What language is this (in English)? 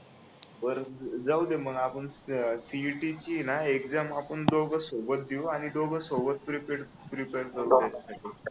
Marathi